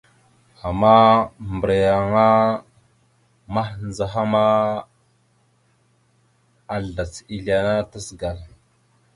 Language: Mada (Cameroon)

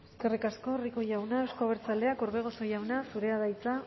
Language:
Basque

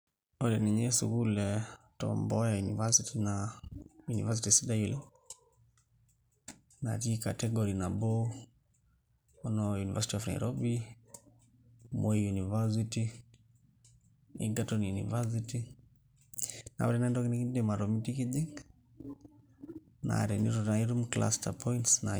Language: Masai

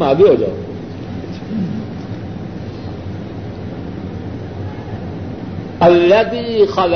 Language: Urdu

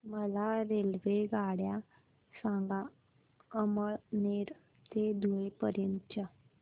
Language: Marathi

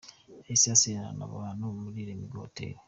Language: Kinyarwanda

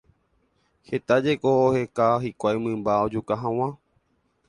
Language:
Guarani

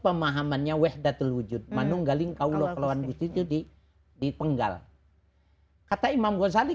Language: Indonesian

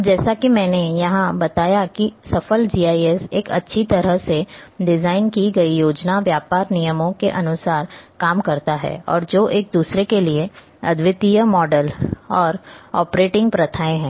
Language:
Hindi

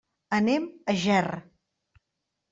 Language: Catalan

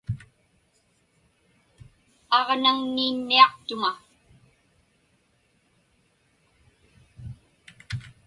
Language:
Inupiaq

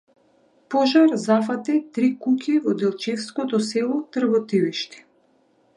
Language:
Macedonian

